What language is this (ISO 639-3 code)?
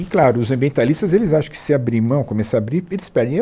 por